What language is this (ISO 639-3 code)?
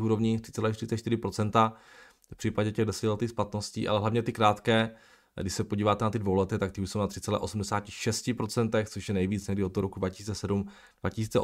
ces